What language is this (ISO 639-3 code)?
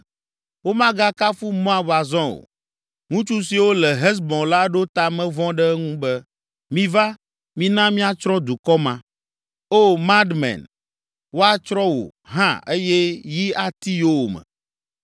ewe